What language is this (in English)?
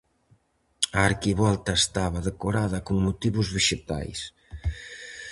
Galician